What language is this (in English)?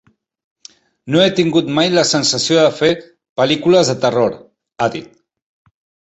Catalan